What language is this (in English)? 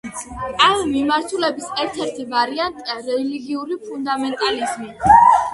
Georgian